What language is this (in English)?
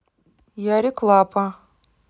Russian